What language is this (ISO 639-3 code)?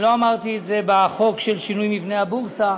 heb